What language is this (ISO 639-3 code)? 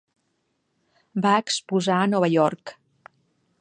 cat